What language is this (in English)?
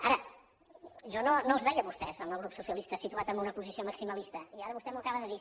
Catalan